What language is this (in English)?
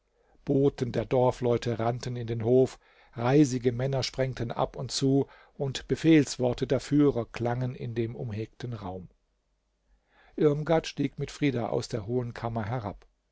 German